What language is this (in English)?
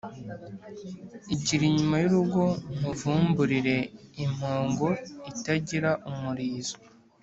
Kinyarwanda